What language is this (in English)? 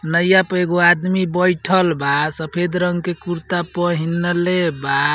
Bhojpuri